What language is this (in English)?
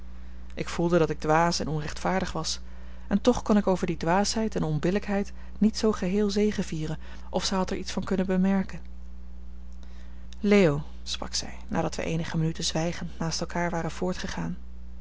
Dutch